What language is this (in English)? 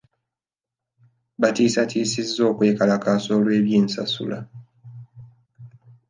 Ganda